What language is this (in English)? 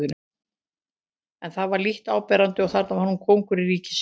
Icelandic